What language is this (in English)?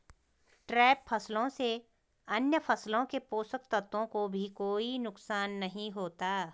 Hindi